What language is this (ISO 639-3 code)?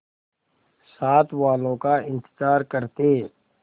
hin